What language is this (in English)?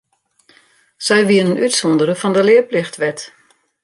Western Frisian